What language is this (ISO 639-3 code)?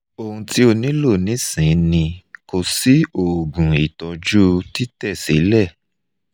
yor